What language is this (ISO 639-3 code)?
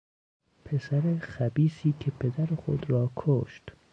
fas